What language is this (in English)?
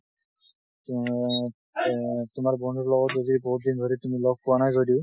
Assamese